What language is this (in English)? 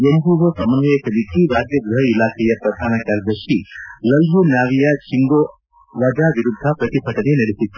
Kannada